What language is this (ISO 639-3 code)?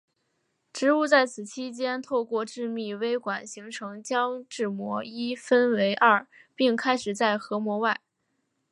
zho